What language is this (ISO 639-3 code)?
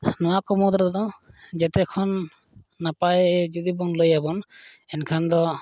sat